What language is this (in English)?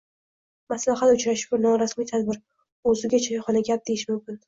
Uzbek